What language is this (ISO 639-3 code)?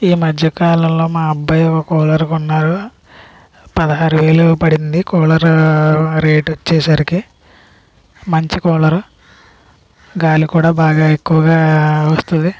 tel